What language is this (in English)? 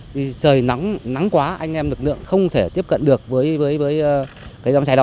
Vietnamese